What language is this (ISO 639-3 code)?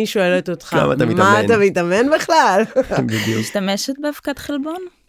heb